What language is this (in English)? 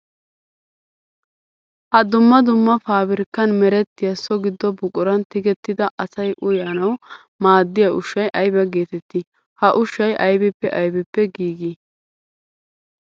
Wolaytta